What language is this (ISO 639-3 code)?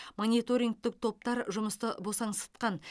kaz